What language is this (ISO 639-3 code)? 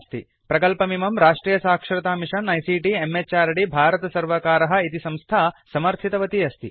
san